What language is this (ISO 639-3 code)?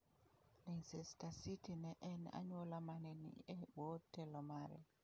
luo